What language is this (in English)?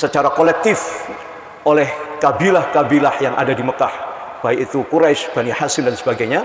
Indonesian